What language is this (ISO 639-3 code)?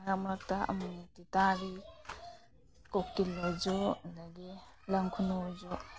mni